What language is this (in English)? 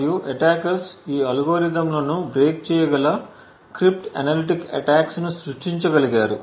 Telugu